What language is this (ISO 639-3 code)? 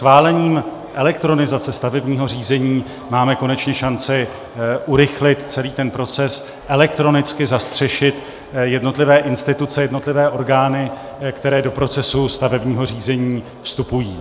ces